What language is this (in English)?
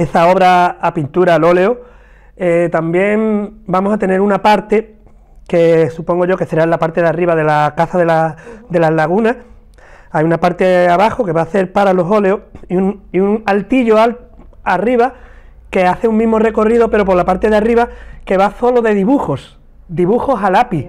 Spanish